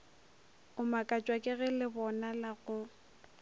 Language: Northern Sotho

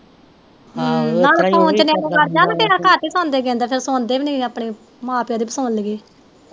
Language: Punjabi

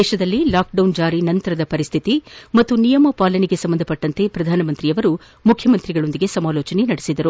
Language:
Kannada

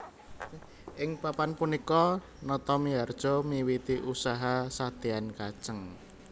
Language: Javanese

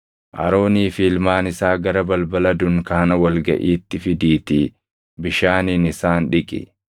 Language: Oromo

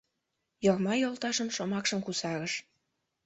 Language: Mari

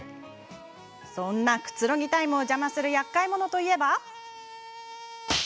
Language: Japanese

